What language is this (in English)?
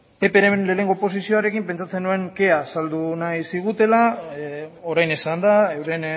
Basque